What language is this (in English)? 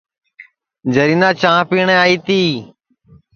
Sansi